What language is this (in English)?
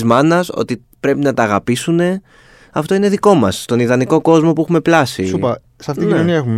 Greek